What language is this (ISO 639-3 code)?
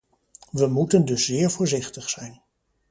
nld